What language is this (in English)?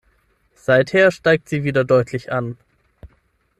German